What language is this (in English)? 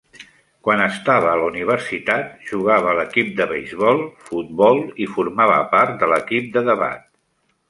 Catalan